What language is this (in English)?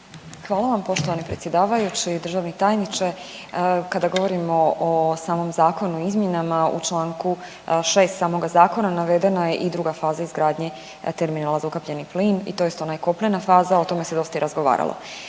Croatian